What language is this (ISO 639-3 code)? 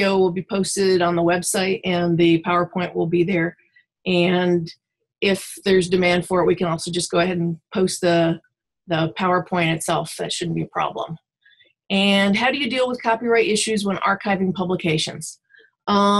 eng